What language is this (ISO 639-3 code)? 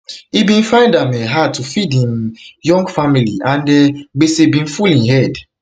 pcm